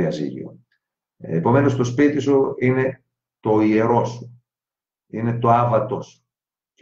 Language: Greek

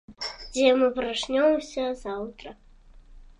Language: Belarusian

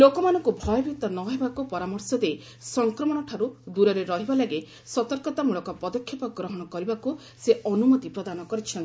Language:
Odia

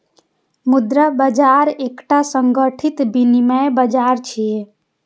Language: Maithili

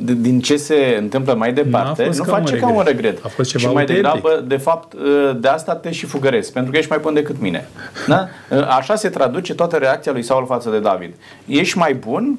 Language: Romanian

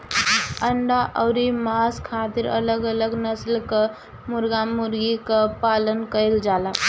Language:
Bhojpuri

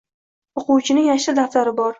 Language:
Uzbek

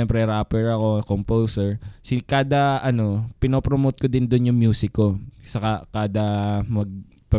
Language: Filipino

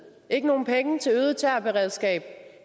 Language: Danish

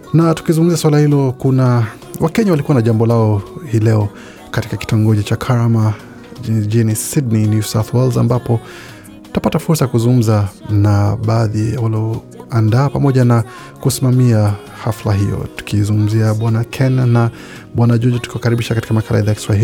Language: Swahili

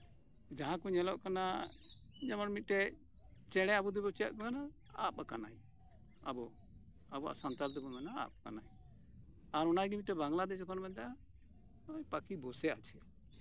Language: Santali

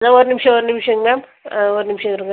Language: Tamil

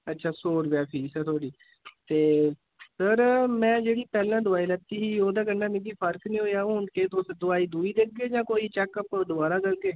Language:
Dogri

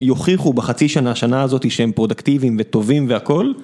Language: Hebrew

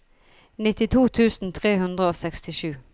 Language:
Norwegian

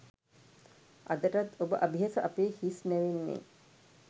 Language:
Sinhala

